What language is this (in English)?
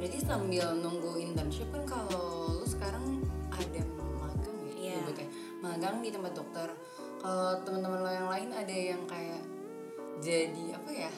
Indonesian